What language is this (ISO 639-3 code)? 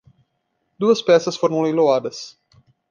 por